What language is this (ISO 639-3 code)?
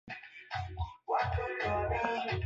swa